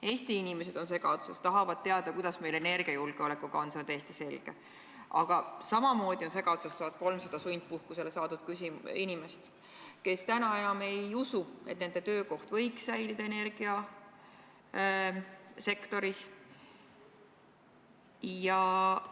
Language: Estonian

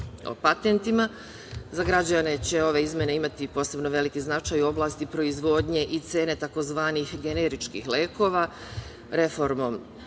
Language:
Serbian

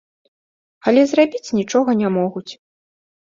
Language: Belarusian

